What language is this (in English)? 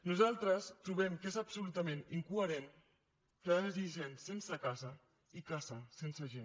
Catalan